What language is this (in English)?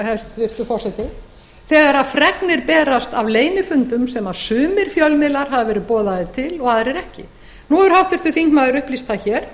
Icelandic